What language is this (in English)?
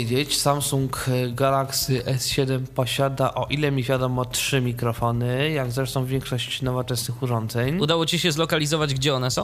Polish